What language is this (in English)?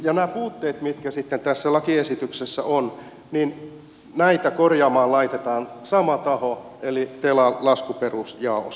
Finnish